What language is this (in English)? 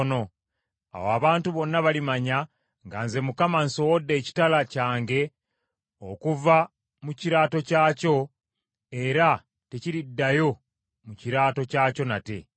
Ganda